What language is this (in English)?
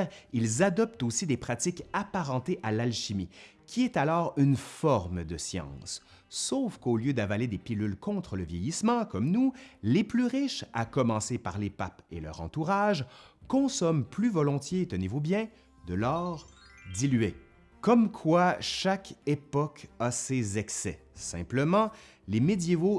French